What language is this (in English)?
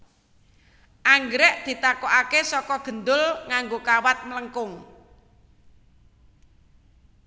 Javanese